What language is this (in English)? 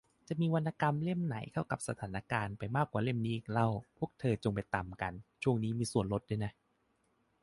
Thai